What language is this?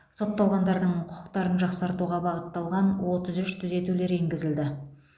Kazakh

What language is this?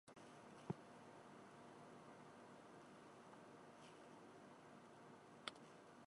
Japanese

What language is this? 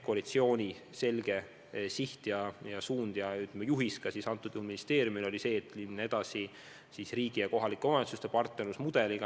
Estonian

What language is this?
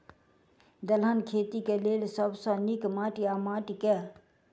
Maithili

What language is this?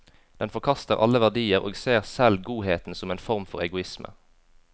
Norwegian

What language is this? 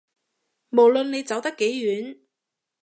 Cantonese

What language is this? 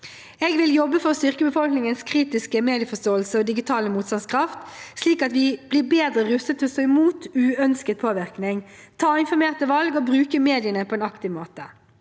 Norwegian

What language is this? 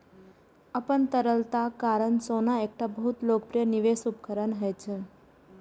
Maithili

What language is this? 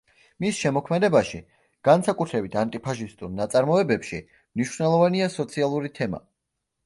Georgian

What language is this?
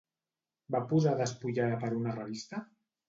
Catalan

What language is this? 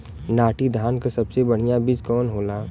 Bhojpuri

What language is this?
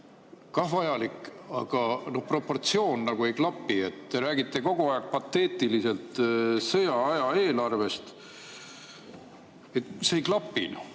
Estonian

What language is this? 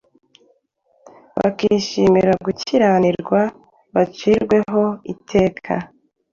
Kinyarwanda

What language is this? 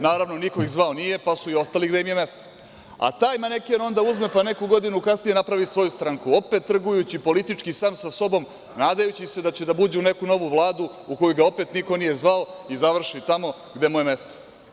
Serbian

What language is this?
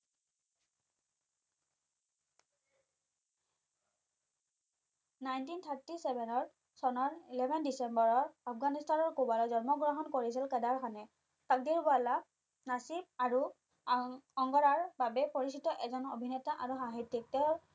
Assamese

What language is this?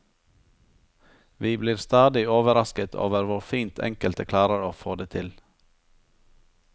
Norwegian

